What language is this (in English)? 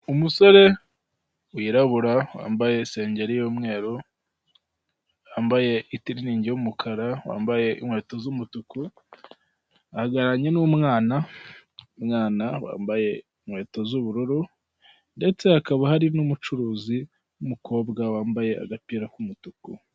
Kinyarwanda